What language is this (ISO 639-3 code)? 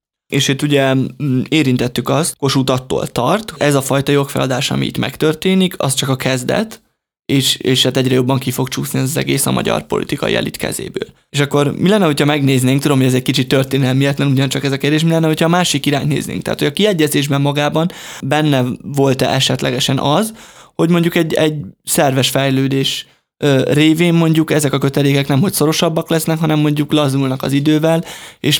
hun